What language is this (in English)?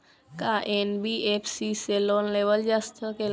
Bhojpuri